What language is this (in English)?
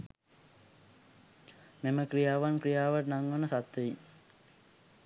Sinhala